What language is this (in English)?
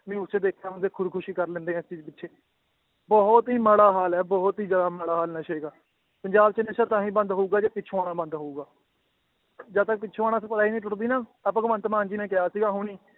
Punjabi